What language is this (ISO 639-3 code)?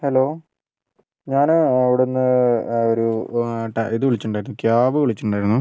mal